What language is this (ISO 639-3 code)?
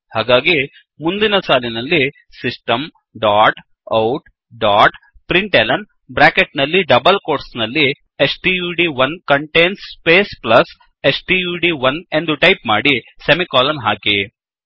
kan